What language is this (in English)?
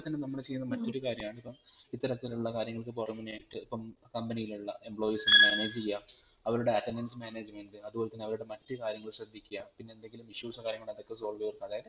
Malayalam